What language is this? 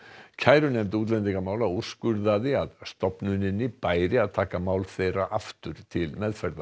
Icelandic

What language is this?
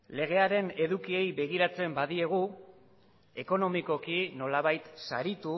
Basque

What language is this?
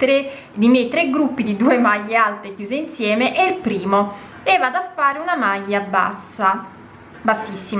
Italian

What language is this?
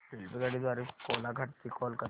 Marathi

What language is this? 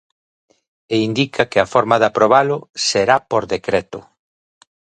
Galician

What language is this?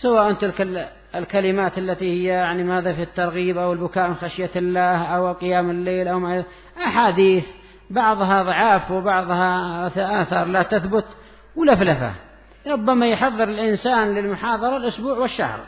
Arabic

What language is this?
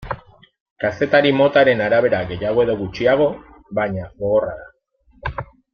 Basque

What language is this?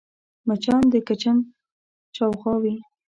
Pashto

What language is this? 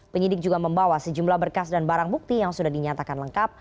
Indonesian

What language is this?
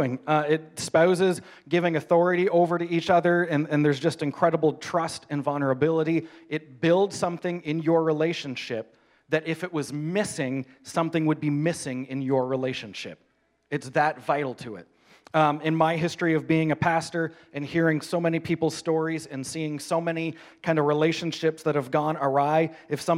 English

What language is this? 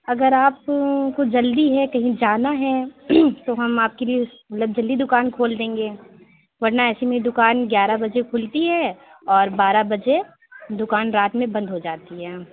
Urdu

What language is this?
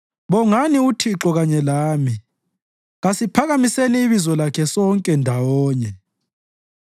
North Ndebele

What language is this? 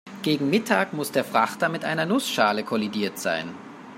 German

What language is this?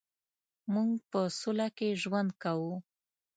Pashto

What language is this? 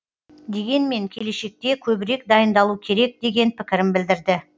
Kazakh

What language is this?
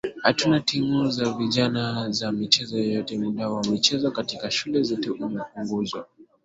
Swahili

